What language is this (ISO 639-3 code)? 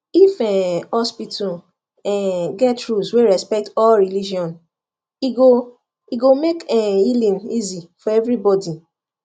pcm